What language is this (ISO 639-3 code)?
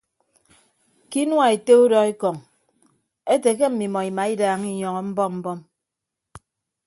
ibb